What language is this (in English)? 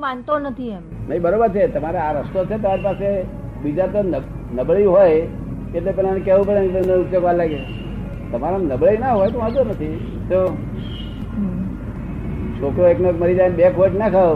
Gujarati